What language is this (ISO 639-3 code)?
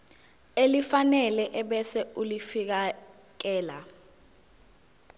zul